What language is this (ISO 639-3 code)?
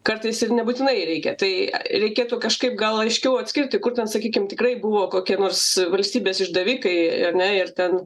lit